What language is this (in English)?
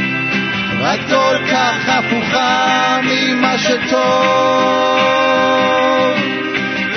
Hebrew